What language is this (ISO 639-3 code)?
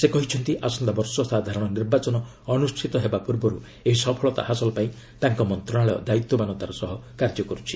ori